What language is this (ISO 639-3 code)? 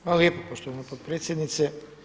hrv